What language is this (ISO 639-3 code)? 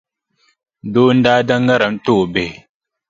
dag